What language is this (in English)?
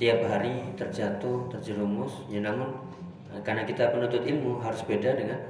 Indonesian